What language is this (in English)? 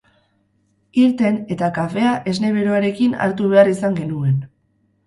Basque